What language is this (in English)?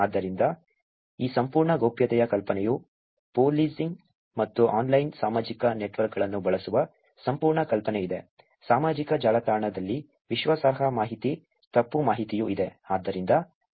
Kannada